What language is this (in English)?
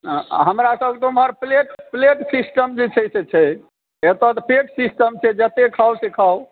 Maithili